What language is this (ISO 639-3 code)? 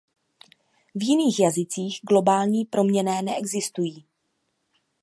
ces